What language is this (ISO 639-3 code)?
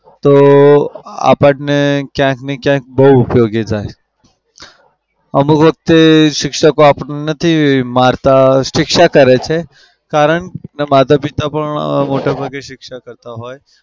guj